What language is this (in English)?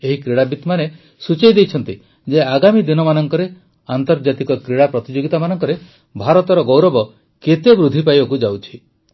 Odia